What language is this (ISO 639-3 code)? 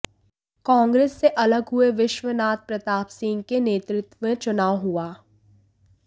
hin